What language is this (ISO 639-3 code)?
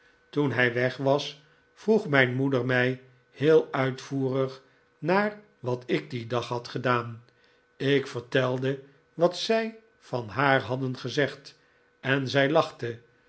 nld